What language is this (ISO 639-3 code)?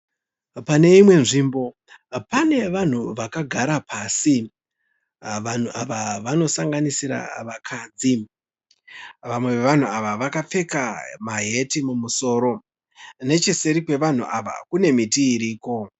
sna